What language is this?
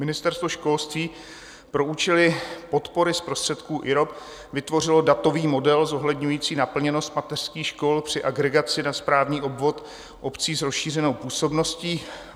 Czech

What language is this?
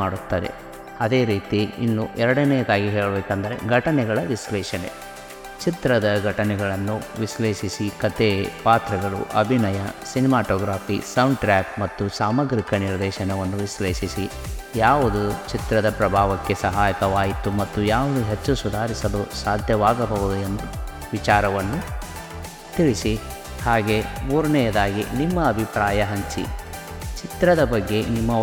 Kannada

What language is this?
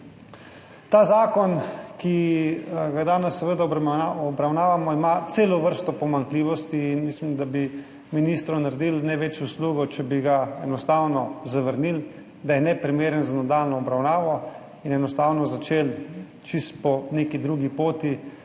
Slovenian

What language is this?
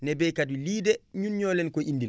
Wolof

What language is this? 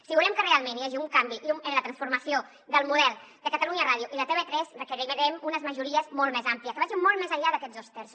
Catalan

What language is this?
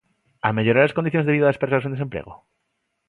Galician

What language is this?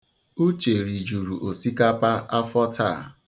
Igbo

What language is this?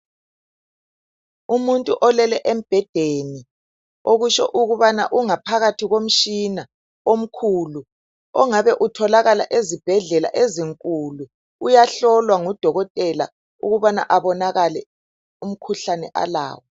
North Ndebele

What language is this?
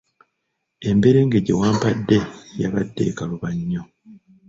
Ganda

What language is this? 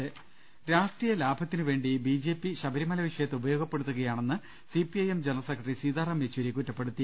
Malayalam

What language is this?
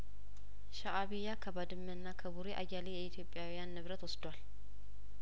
Amharic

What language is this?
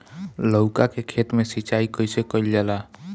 Bhojpuri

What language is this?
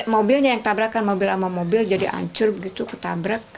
Indonesian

